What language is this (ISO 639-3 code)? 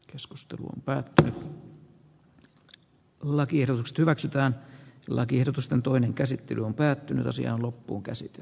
fin